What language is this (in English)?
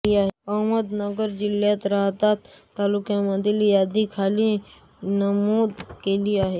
Marathi